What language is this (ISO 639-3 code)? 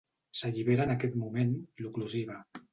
cat